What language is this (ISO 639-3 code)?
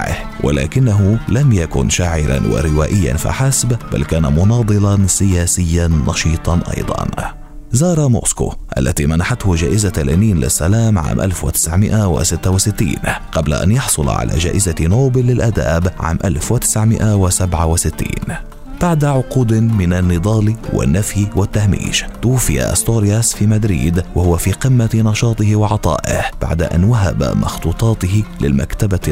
ara